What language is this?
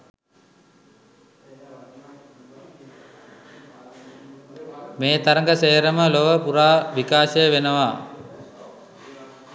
Sinhala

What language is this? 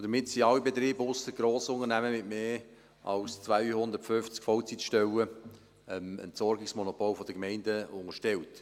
Swiss German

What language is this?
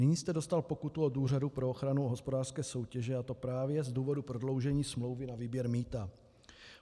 Czech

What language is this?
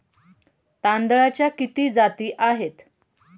Marathi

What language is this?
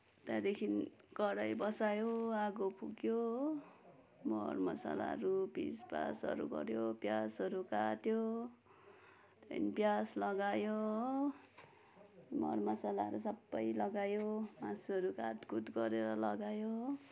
Nepali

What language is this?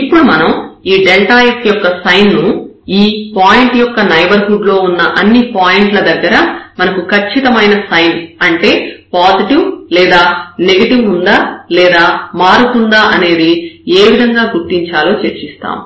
Telugu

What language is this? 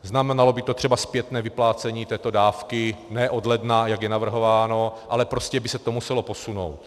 Czech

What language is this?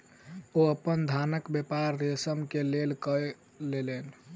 Maithili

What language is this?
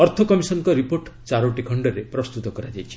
Odia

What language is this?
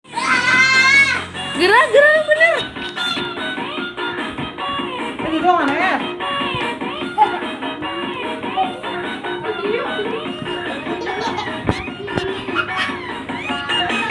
Indonesian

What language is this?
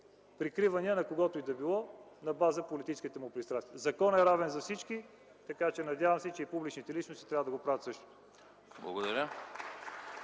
Bulgarian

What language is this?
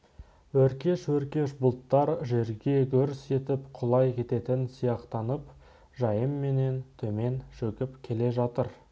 Kazakh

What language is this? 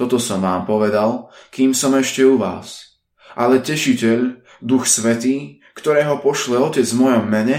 Slovak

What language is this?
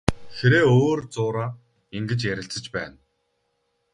Mongolian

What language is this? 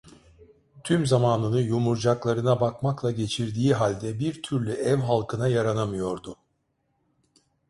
Turkish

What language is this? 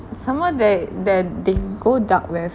English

